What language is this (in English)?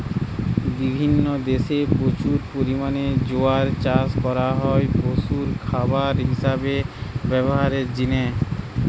Bangla